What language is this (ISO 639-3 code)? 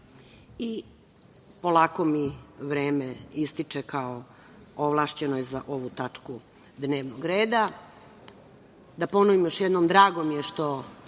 srp